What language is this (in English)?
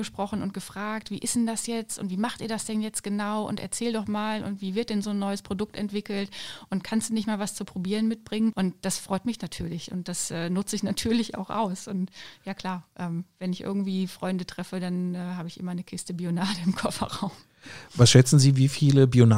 German